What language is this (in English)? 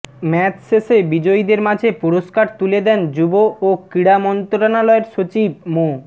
Bangla